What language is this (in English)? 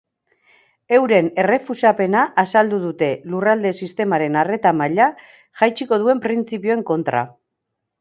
Basque